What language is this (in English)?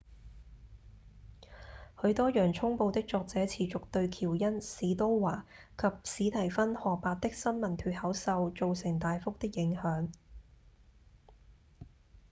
Cantonese